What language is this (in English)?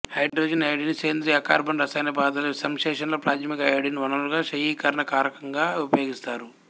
Telugu